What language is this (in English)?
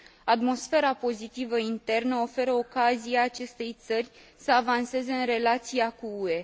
Romanian